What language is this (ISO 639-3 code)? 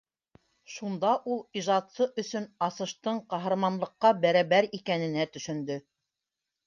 bak